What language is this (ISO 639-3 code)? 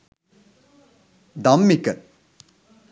sin